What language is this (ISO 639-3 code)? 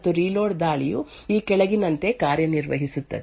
kan